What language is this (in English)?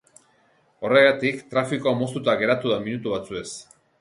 Basque